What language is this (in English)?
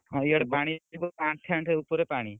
Odia